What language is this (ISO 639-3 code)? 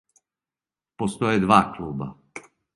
srp